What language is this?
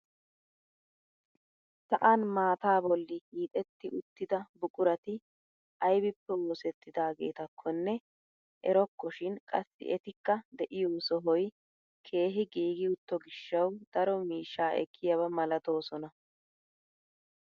Wolaytta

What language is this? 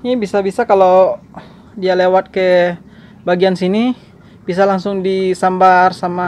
Indonesian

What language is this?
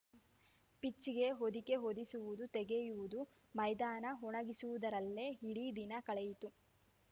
Kannada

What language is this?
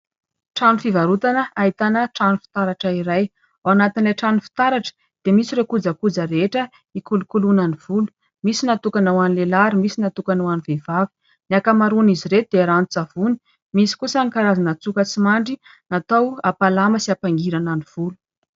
Malagasy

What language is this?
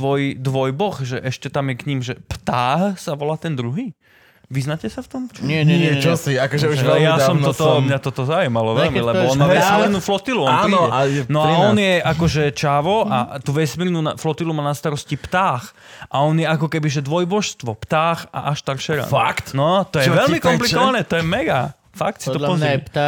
Slovak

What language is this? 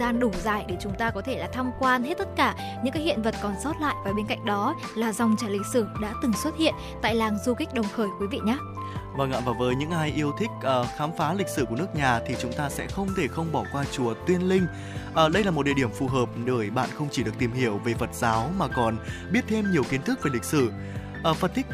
Vietnamese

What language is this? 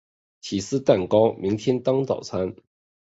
Chinese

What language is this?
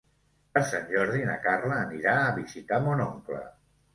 Catalan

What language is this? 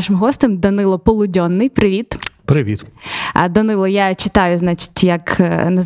Ukrainian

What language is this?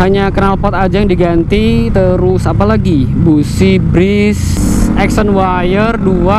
Indonesian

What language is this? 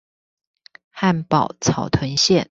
Chinese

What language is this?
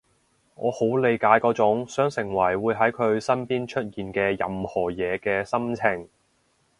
Cantonese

